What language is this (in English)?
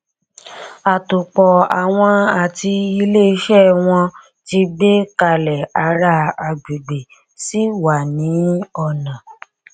Yoruba